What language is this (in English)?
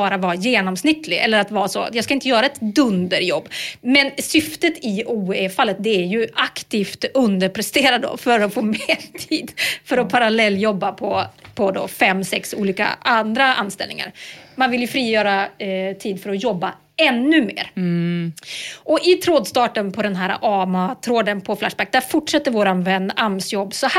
Swedish